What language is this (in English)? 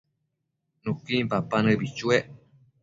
Matsés